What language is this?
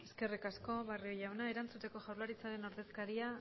Basque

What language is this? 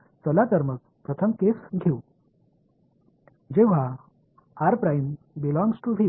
Marathi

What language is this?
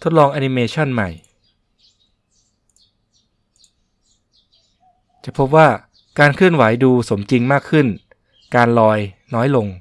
Thai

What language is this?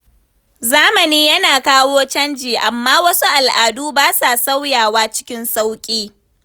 Hausa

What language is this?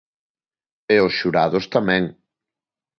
Galician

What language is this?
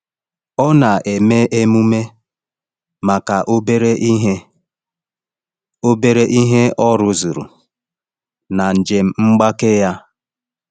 Igbo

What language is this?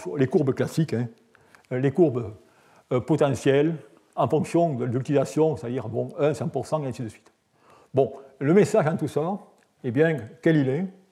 French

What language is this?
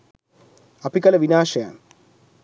Sinhala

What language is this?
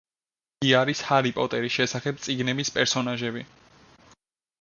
Georgian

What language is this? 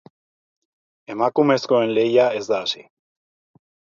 Basque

